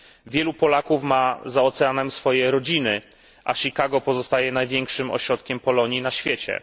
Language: Polish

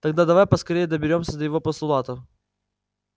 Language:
Russian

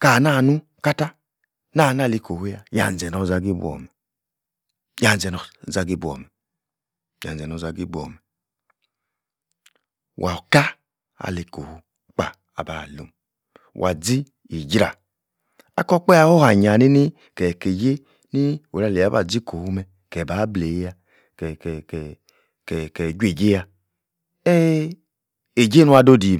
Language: Yace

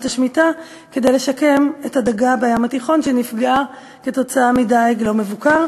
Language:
Hebrew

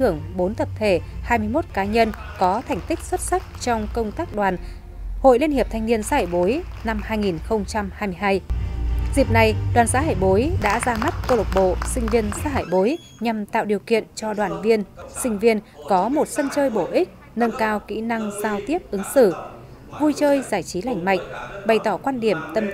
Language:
Vietnamese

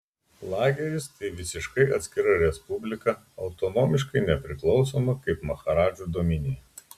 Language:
Lithuanian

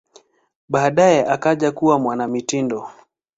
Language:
Swahili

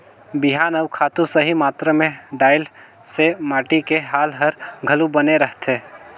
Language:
Chhattisgarhi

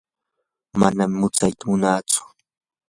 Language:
Yanahuanca Pasco Quechua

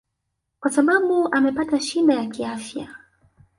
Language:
Swahili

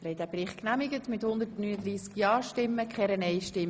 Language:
Swiss German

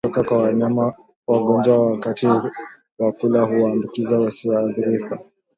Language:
Swahili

